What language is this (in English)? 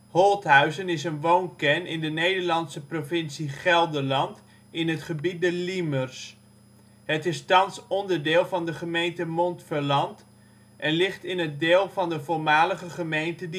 Dutch